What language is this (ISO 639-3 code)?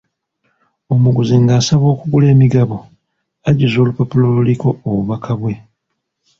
lug